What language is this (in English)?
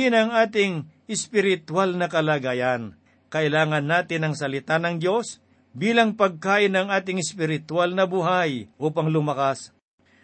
Filipino